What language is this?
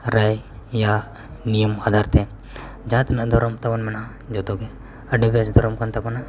Santali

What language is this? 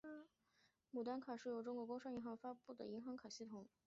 Chinese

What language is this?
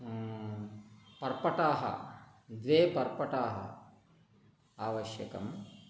Sanskrit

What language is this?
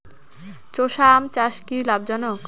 Bangla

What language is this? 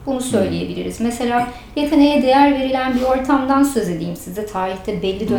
Turkish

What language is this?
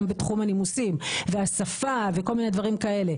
Hebrew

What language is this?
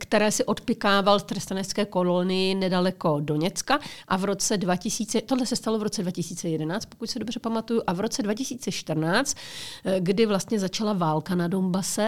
Czech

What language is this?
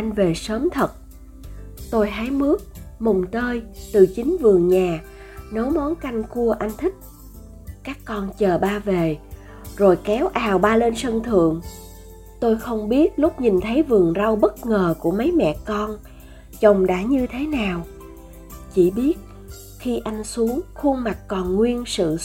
Vietnamese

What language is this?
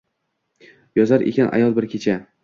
Uzbek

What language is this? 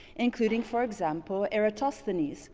English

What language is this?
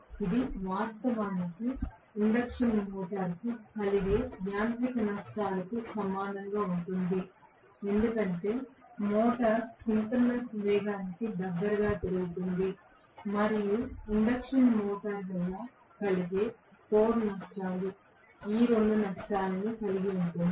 Telugu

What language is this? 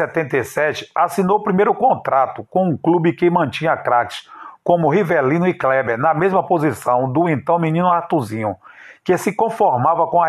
Portuguese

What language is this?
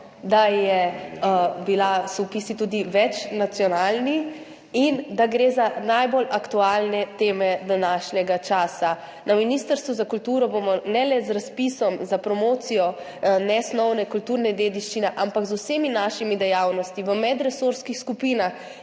Slovenian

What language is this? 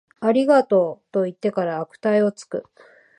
Japanese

